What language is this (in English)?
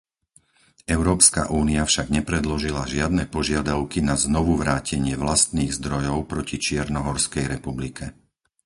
Slovak